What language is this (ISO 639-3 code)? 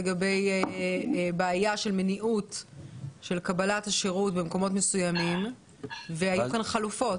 heb